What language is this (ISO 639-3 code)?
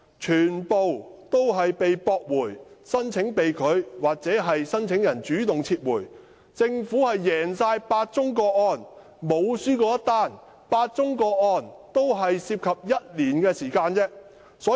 yue